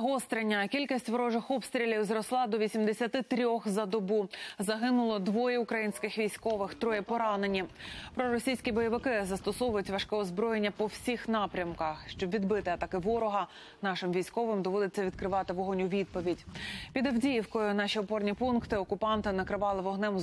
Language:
Ukrainian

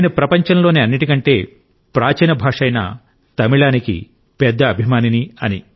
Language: Telugu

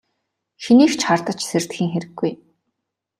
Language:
Mongolian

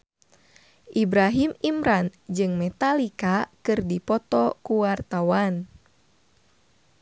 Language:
Sundanese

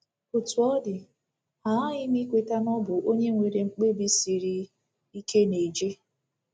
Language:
Igbo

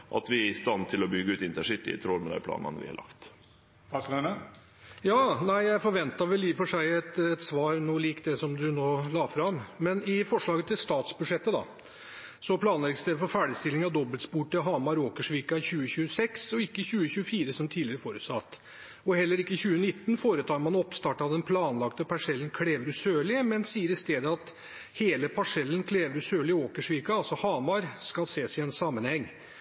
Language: Norwegian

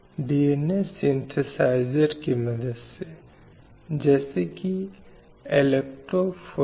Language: Hindi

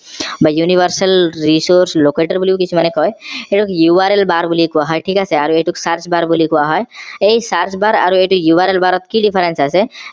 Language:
Assamese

